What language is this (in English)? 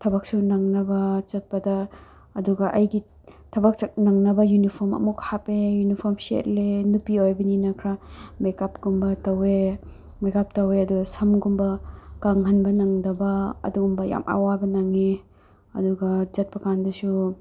Manipuri